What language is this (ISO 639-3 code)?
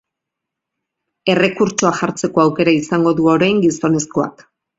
eus